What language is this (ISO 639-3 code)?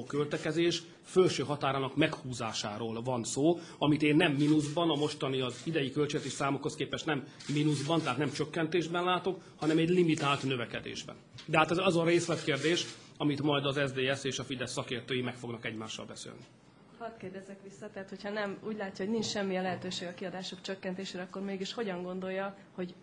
hun